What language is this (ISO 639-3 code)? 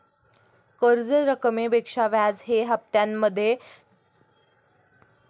mar